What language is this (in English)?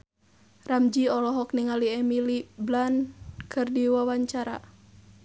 Sundanese